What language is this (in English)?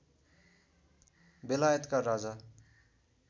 Nepali